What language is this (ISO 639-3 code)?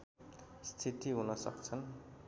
nep